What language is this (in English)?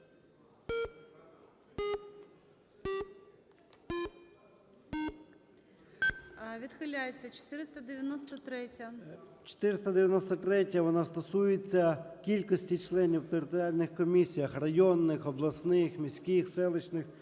Ukrainian